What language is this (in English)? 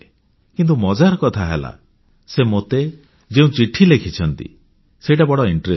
Odia